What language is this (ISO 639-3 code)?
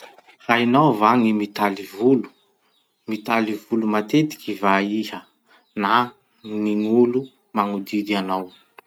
msh